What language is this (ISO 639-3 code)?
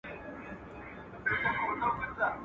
pus